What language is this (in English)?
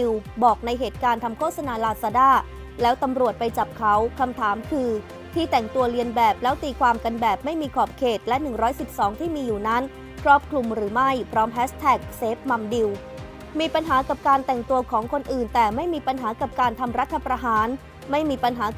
Thai